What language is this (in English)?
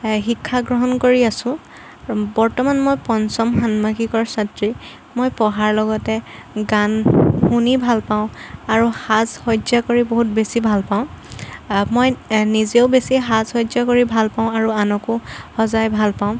Assamese